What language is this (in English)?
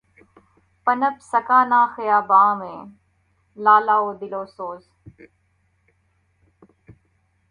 Urdu